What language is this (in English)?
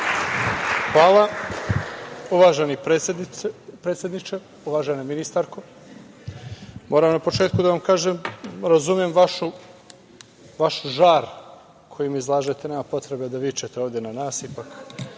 Serbian